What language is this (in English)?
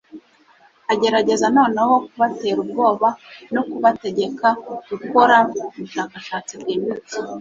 Kinyarwanda